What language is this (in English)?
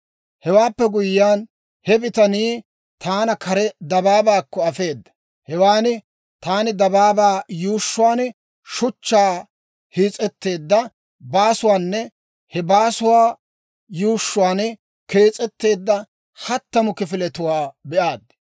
Dawro